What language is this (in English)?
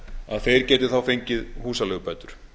Icelandic